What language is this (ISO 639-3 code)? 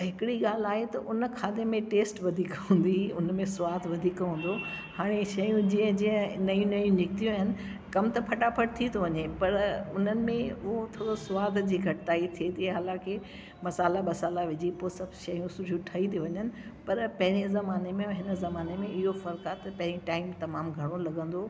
snd